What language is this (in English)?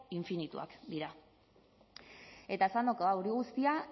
Basque